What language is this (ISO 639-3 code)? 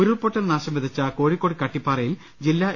mal